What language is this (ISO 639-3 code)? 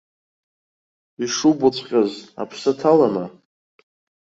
abk